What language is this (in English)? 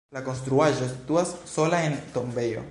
Esperanto